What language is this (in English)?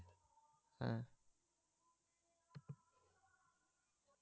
Bangla